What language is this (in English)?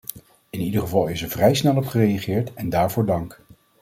Dutch